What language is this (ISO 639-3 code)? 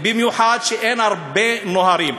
heb